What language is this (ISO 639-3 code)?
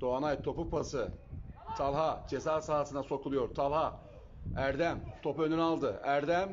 tur